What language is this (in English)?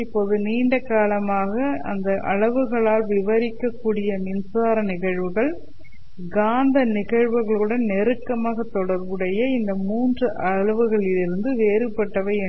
Tamil